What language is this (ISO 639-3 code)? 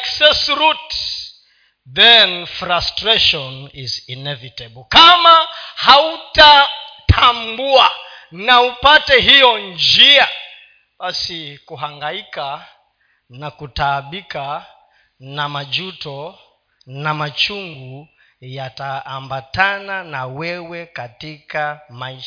swa